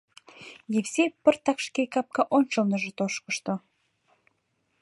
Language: Mari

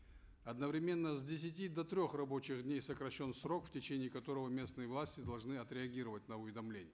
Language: Kazakh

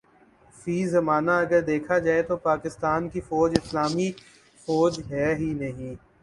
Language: Urdu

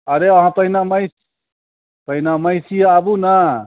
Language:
Maithili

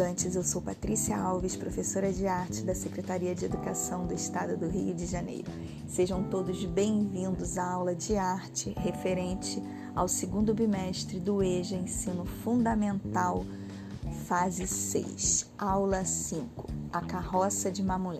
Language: Portuguese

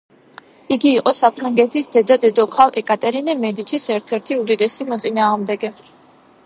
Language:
Georgian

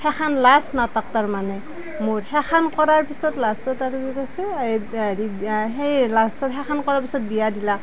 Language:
Assamese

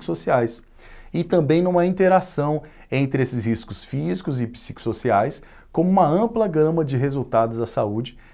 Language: Portuguese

